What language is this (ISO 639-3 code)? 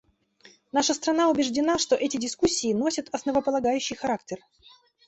rus